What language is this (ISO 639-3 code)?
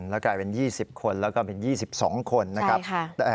tha